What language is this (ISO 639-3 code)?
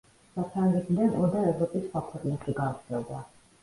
kat